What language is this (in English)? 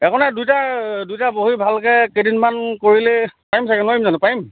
Assamese